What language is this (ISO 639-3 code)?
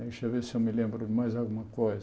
por